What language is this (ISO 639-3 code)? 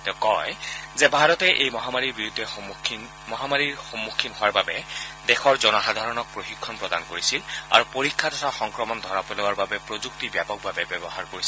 asm